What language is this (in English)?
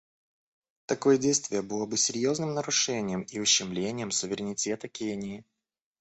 Russian